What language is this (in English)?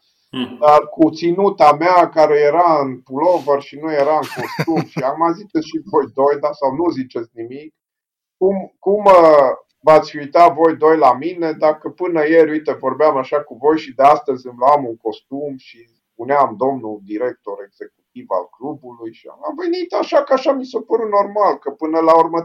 Romanian